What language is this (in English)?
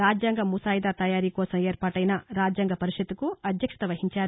Telugu